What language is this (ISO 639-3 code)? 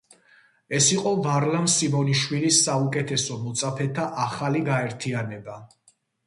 kat